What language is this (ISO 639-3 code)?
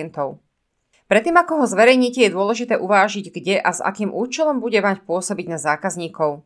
slk